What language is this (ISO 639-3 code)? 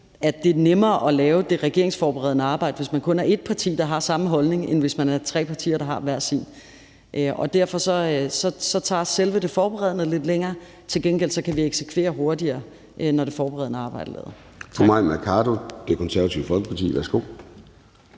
dan